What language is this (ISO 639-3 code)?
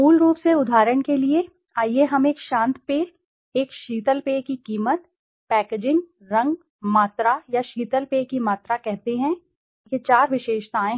hin